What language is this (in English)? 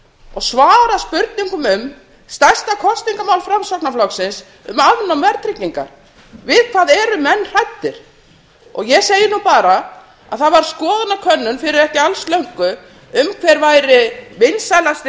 Icelandic